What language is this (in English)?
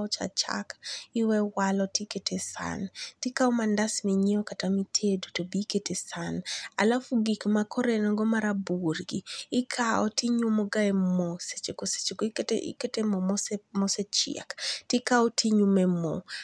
Luo (Kenya and Tanzania)